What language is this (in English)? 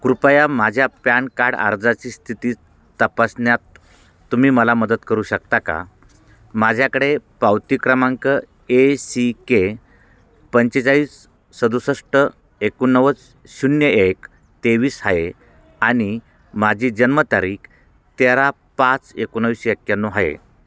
Marathi